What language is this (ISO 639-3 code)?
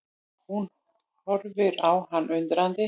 isl